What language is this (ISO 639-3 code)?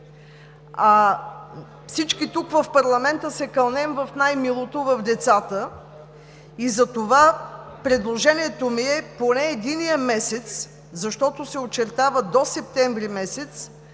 bul